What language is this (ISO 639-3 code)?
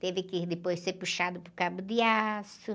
por